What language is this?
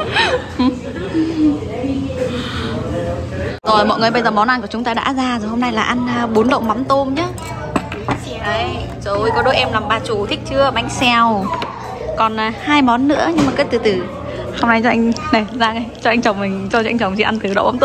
Vietnamese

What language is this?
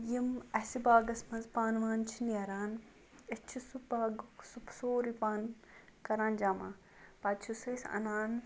Kashmiri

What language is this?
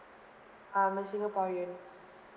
English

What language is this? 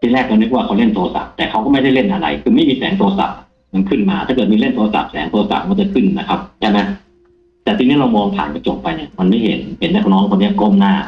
Thai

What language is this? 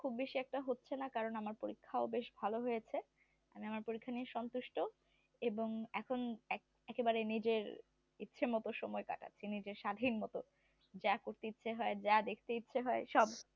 Bangla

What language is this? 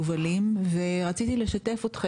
Hebrew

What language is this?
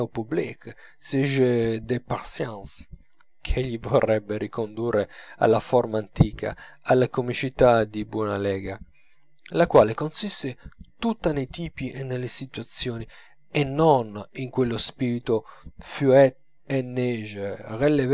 Italian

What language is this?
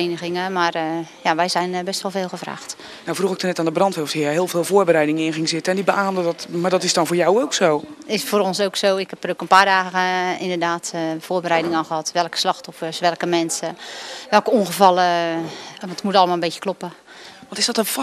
Dutch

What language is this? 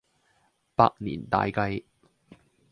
Cantonese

